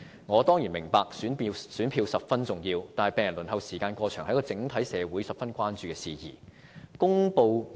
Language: Cantonese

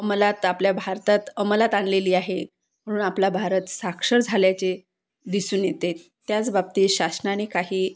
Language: Marathi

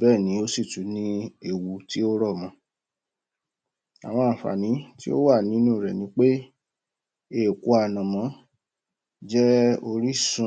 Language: Yoruba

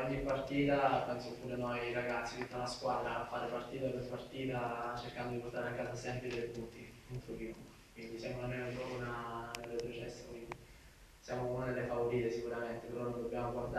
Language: Italian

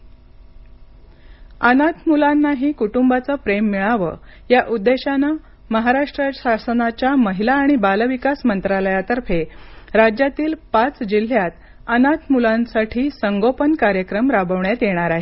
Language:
Marathi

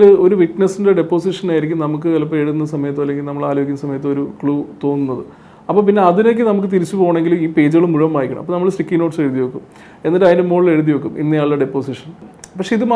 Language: Malayalam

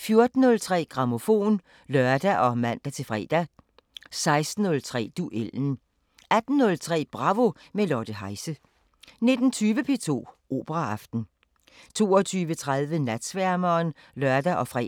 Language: Danish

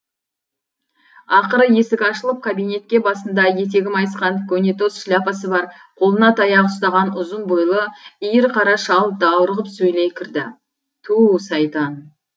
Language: Kazakh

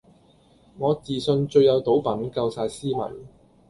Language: Cantonese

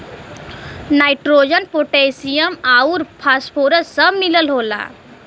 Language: Bhojpuri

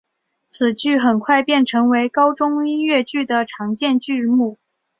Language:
Chinese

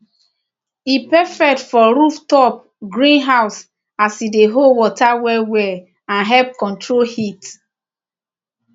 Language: Nigerian Pidgin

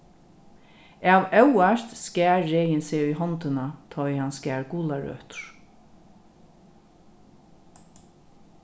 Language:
Faroese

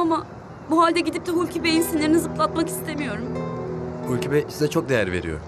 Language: Turkish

